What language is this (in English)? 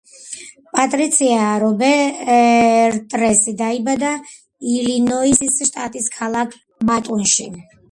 Georgian